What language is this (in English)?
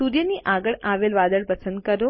Gujarati